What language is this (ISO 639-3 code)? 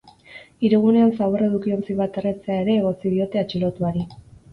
eus